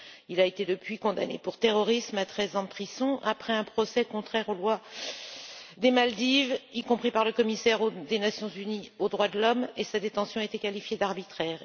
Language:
French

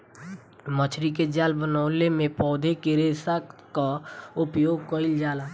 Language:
Bhojpuri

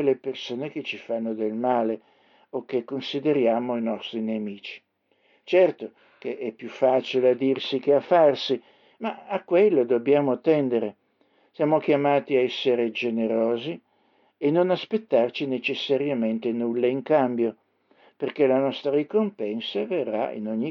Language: Italian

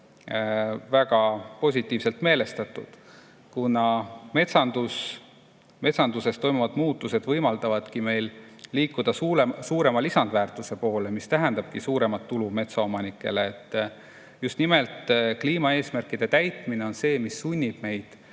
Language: Estonian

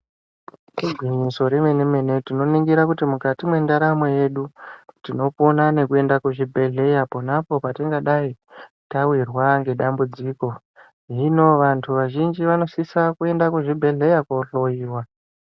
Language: Ndau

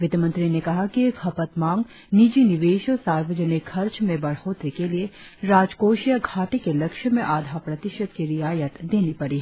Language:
Hindi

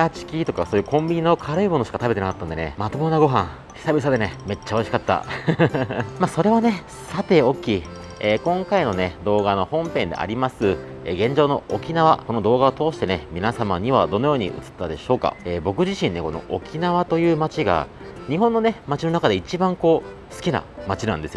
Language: Japanese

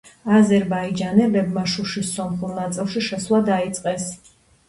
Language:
Georgian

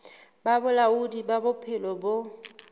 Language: Southern Sotho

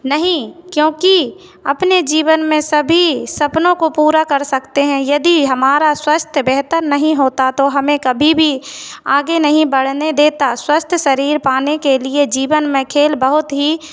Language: Hindi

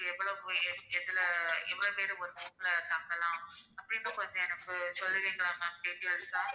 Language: Tamil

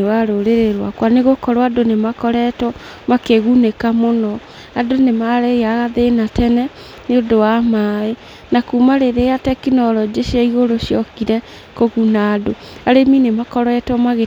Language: Kikuyu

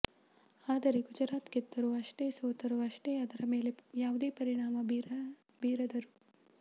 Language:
Kannada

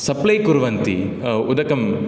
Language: Sanskrit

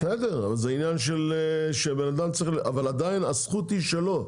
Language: Hebrew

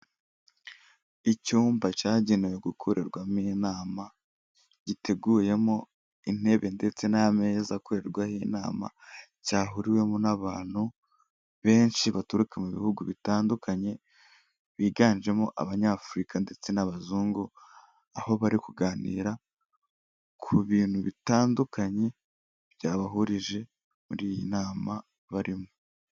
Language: Kinyarwanda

